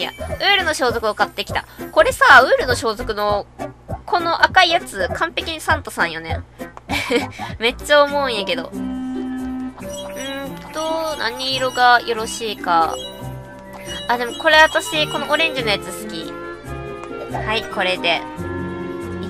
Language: Japanese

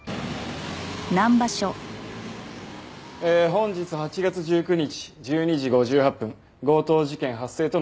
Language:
Japanese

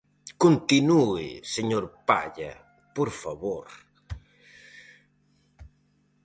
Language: Galician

